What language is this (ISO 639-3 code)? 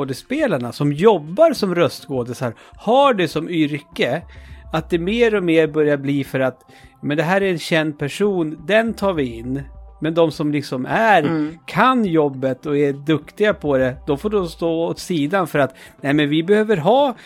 swe